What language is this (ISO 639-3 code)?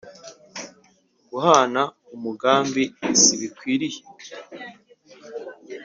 kin